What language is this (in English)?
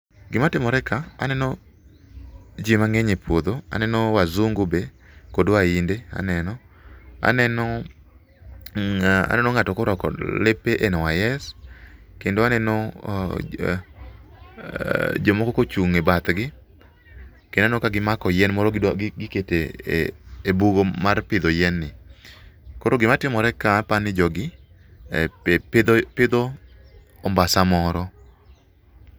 Luo (Kenya and Tanzania)